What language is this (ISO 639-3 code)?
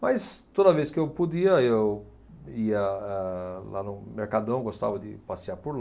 por